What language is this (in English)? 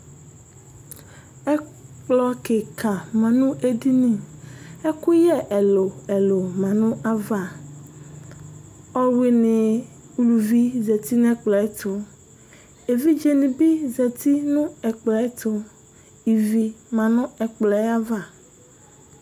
Ikposo